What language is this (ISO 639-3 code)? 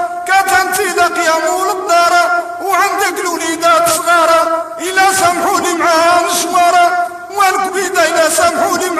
ara